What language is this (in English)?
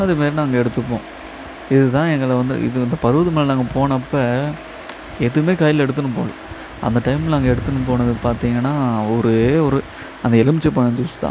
Tamil